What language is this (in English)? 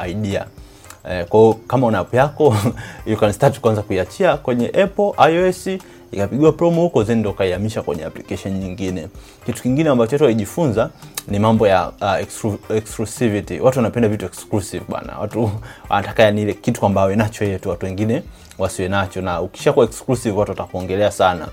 Swahili